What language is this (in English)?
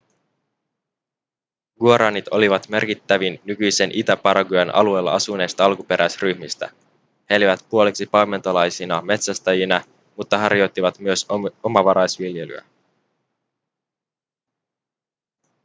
Finnish